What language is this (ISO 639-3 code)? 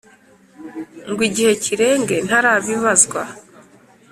kin